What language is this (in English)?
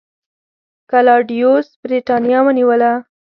Pashto